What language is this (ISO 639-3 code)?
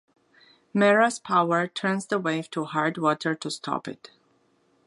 eng